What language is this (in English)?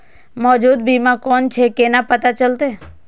Maithili